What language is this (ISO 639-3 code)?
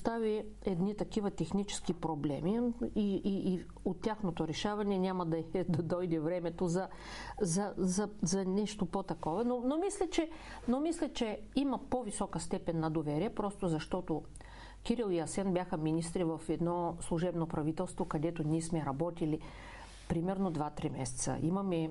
bul